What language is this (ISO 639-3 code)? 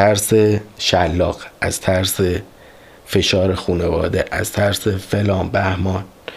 fas